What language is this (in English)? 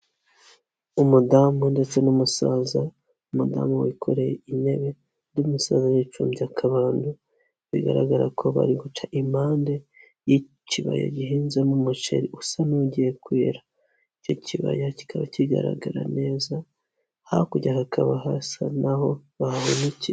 Kinyarwanda